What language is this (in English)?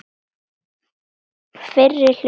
Icelandic